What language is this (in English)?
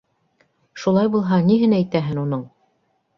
Bashkir